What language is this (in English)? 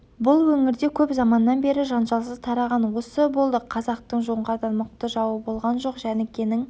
Kazakh